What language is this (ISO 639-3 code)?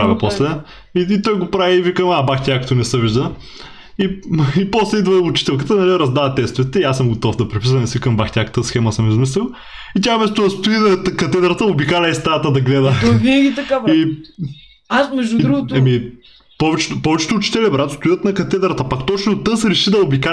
bul